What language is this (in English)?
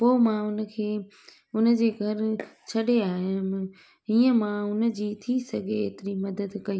Sindhi